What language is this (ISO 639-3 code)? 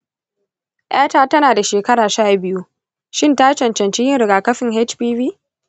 hau